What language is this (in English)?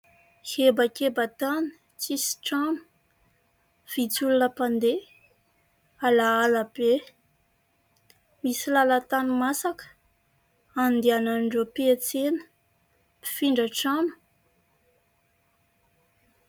Malagasy